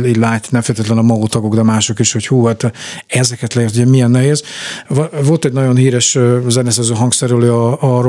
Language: Hungarian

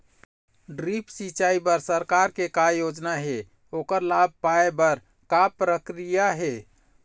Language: Chhattisgarhi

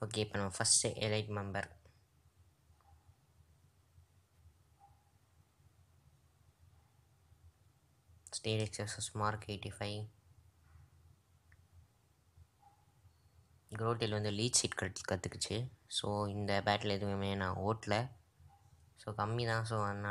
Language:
Romanian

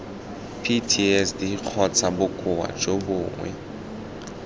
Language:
Tswana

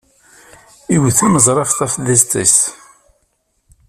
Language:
Kabyle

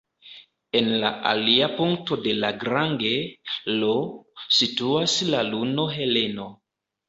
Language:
Esperanto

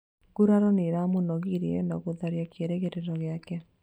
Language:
Kikuyu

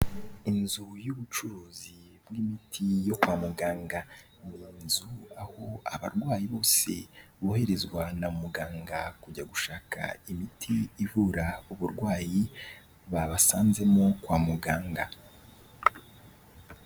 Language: Kinyarwanda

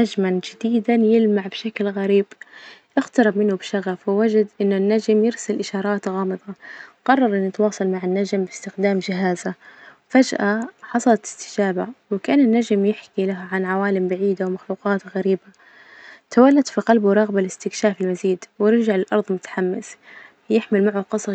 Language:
Najdi Arabic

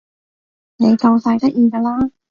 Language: Cantonese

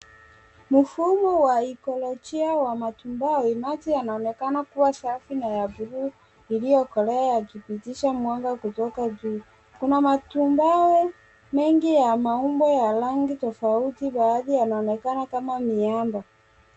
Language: Swahili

